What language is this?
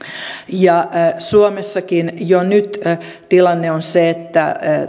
Finnish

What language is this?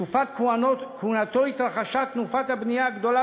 Hebrew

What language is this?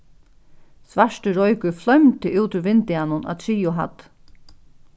Faroese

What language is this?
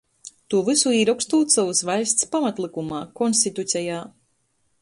Latgalian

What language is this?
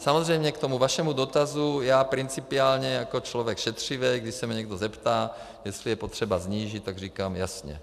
Czech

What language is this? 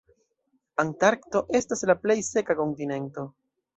Esperanto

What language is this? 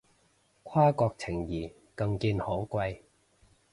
Cantonese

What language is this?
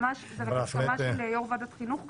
Hebrew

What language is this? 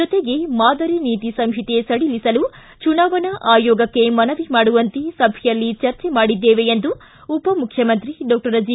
Kannada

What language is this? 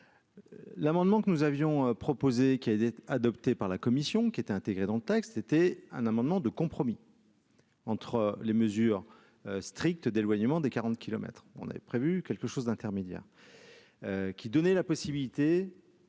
French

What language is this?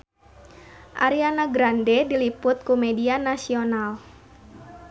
Sundanese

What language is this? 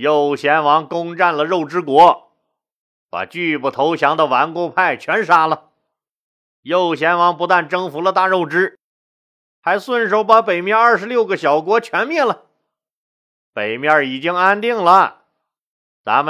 Chinese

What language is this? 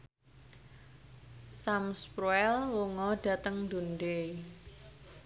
Javanese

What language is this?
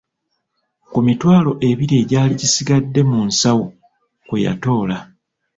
Ganda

